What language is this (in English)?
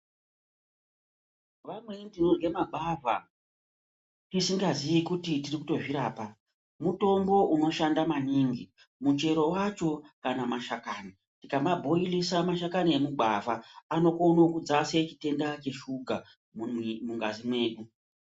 Ndau